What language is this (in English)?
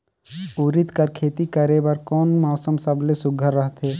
Chhattisgarhi